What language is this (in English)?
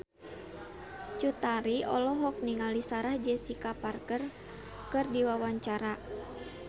Sundanese